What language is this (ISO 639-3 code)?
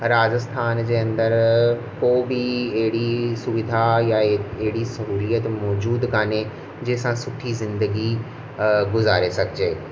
snd